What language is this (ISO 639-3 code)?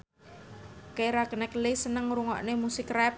jav